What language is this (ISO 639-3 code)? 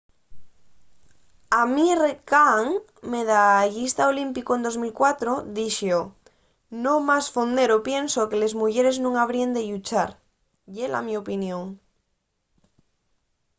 ast